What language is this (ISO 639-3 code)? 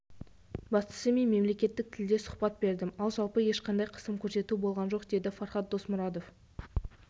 kaz